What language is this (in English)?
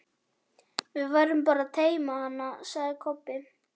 Icelandic